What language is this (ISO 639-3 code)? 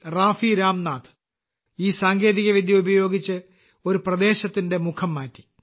mal